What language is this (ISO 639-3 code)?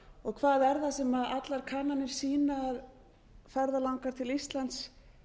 isl